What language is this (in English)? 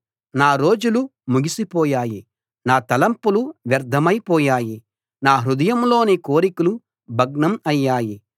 Telugu